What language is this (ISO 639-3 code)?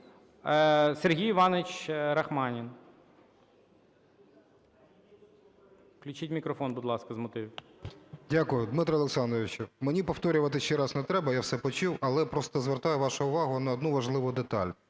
ukr